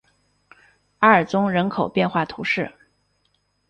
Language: Chinese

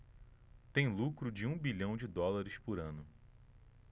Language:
Portuguese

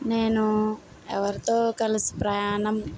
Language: Telugu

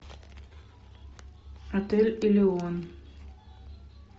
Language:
Russian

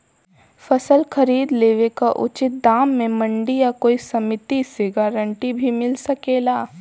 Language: Bhojpuri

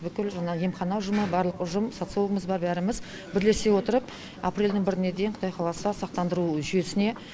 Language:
Kazakh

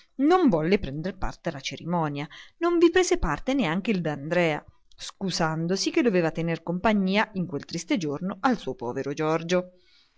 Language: Italian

